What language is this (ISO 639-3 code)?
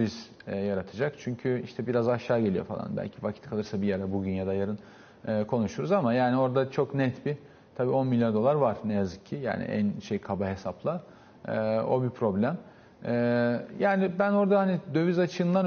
tur